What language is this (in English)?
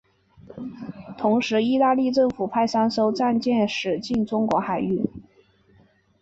Chinese